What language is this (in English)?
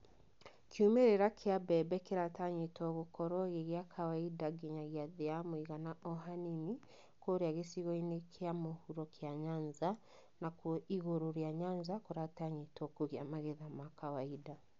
Kikuyu